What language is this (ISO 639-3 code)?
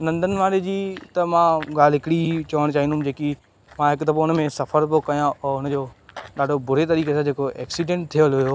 snd